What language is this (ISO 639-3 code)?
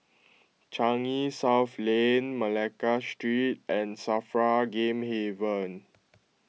eng